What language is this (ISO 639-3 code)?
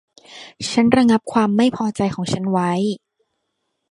tha